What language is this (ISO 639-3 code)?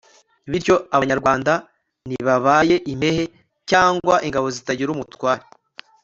kin